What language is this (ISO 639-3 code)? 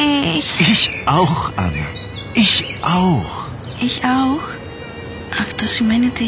ell